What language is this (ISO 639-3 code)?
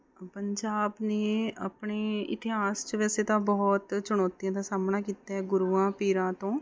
pan